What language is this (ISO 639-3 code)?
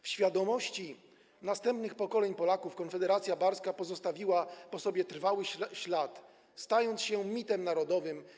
pol